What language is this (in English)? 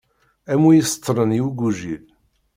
Kabyle